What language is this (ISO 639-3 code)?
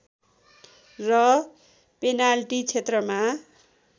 nep